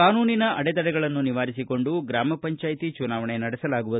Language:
Kannada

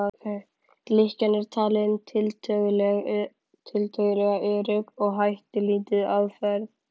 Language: Icelandic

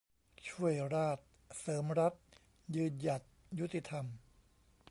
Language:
Thai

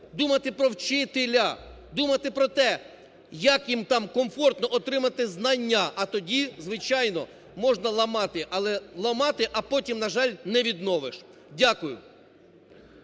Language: Ukrainian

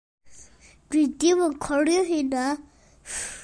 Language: Welsh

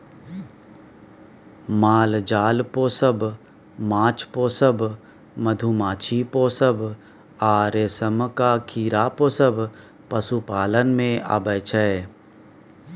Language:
Maithili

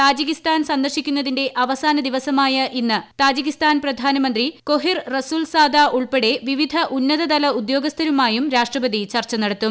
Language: Malayalam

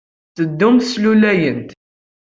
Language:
Kabyle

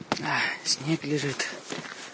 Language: Russian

